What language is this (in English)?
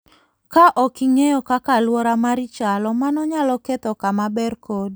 Luo (Kenya and Tanzania)